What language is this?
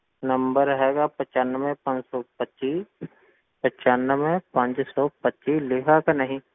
Punjabi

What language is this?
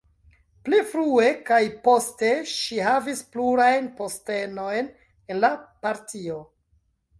Esperanto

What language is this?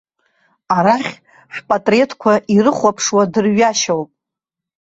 Abkhazian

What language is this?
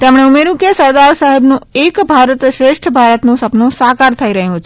Gujarati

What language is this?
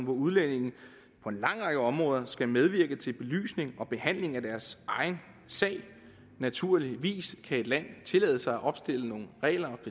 Danish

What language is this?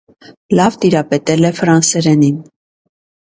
Armenian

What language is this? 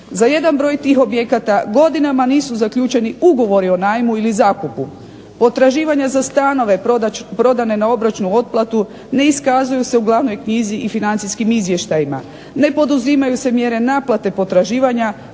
Croatian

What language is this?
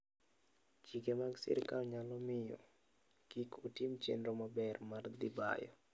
Luo (Kenya and Tanzania)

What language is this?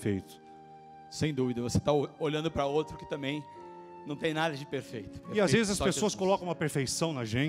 Portuguese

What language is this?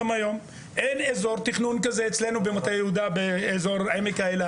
Hebrew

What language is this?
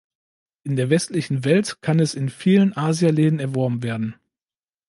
German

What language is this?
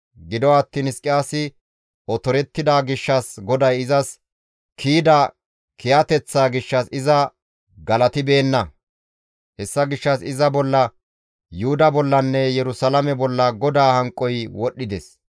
Gamo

